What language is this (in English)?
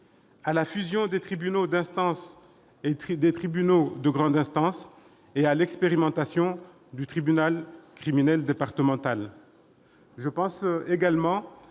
French